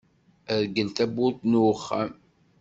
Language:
Kabyle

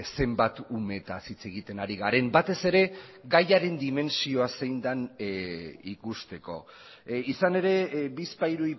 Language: Basque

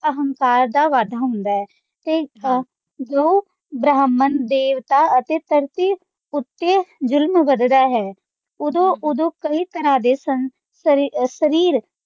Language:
Punjabi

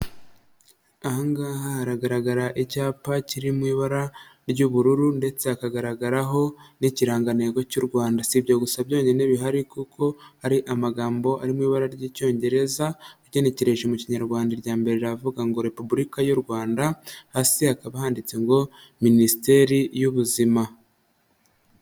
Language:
Kinyarwanda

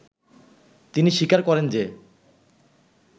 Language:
Bangla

